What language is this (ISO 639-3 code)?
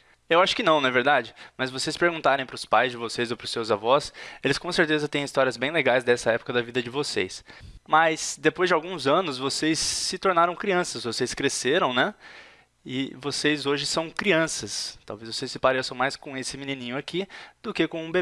por